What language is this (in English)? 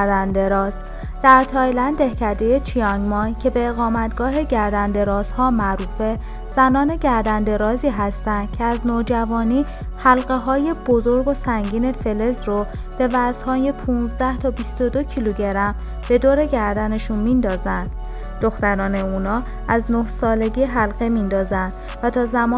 Persian